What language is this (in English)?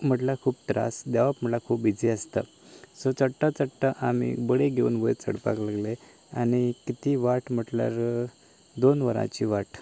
Konkani